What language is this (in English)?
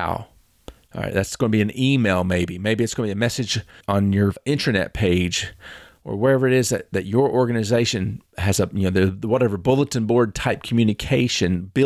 English